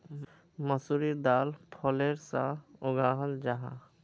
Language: Magahi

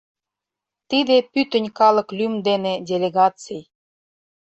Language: Mari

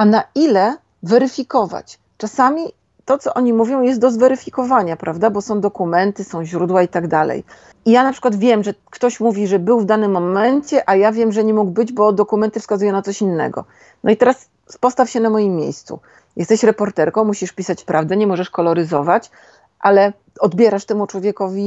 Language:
Polish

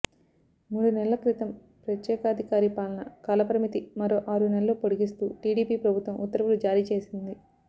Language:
Telugu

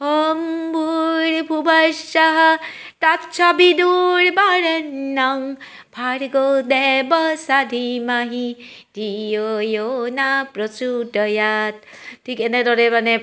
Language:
Assamese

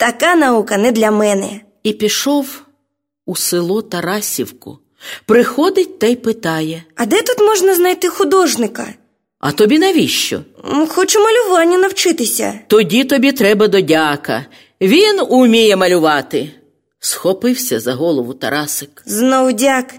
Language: Ukrainian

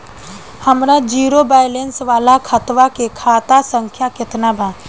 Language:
Bhojpuri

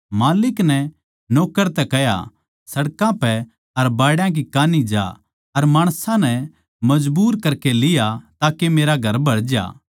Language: Haryanvi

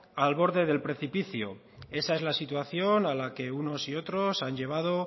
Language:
Spanish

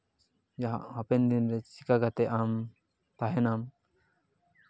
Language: Santali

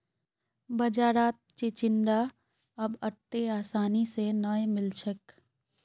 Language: Magahi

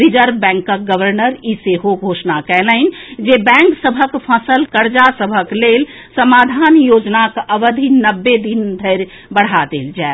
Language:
Maithili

